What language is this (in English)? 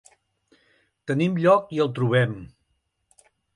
Catalan